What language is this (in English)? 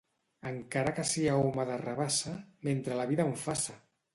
Catalan